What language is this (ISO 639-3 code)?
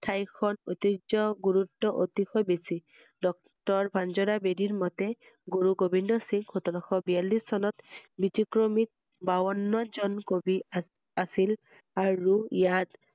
asm